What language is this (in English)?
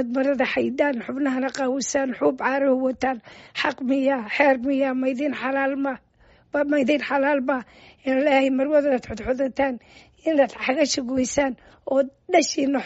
Arabic